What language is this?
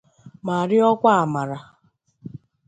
Igbo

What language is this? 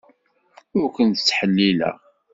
Kabyle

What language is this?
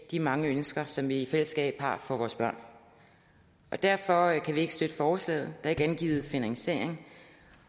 Danish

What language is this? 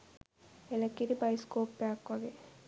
Sinhala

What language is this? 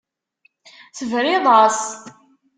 Kabyle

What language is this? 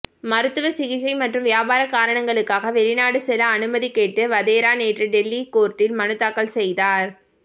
Tamil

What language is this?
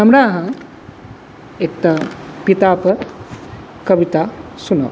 Maithili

